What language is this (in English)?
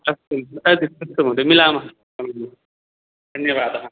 Sanskrit